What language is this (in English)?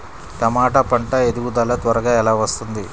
Telugu